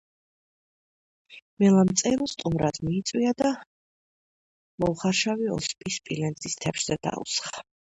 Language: Georgian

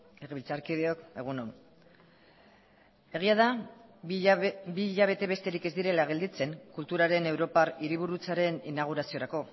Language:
Basque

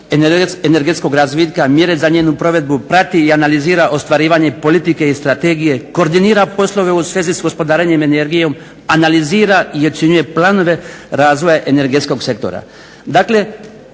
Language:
Croatian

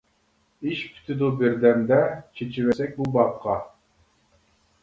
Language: Uyghur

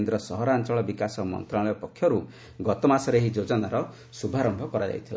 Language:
Odia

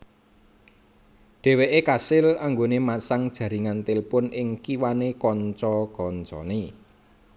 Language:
Javanese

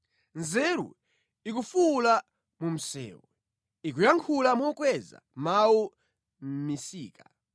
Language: Nyanja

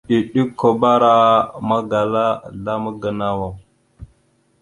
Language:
Mada (Cameroon)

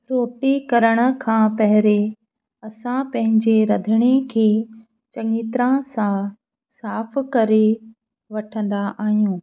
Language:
Sindhi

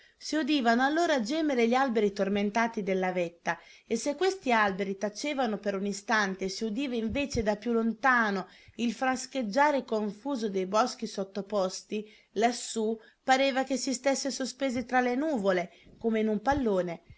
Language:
Italian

